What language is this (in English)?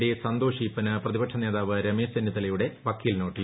Malayalam